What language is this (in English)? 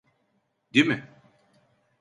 Turkish